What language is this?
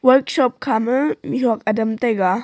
Wancho Naga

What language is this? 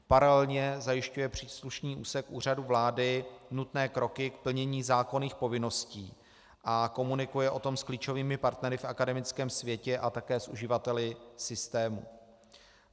Czech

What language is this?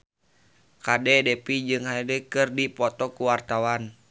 Sundanese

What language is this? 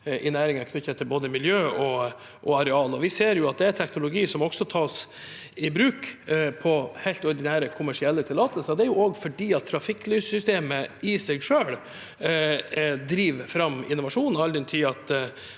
Norwegian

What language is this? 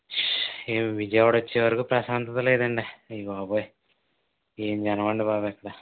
Telugu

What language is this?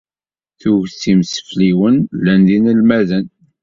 Kabyle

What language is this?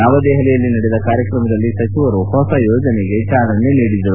Kannada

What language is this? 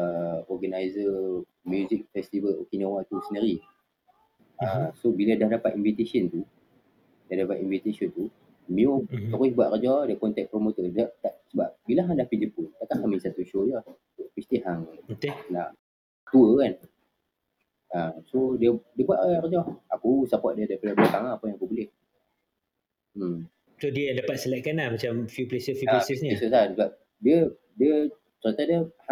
Malay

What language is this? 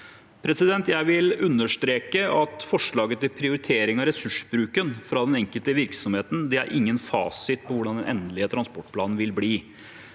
Norwegian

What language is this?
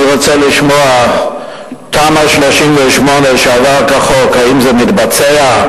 Hebrew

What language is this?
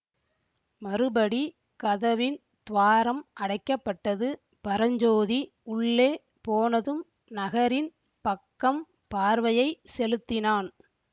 Tamil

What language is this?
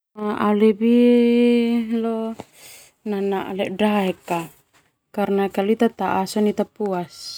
Termanu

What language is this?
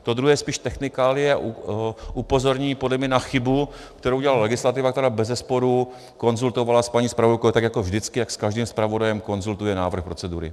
Czech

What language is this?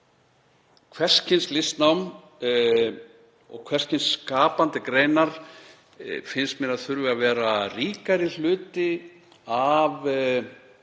Icelandic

